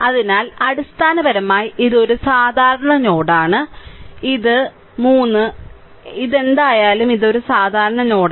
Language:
Malayalam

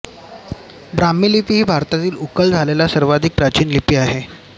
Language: Marathi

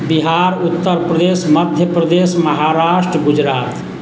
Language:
Maithili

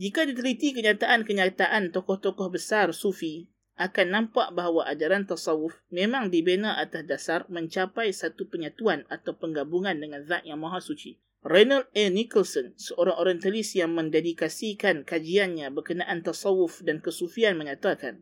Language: Malay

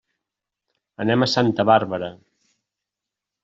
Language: Catalan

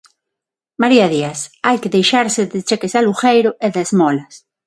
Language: Galician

